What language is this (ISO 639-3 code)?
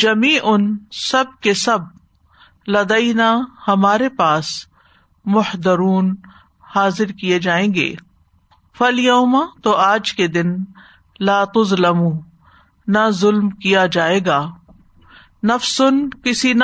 urd